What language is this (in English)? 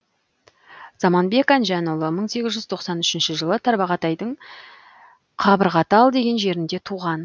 Kazakh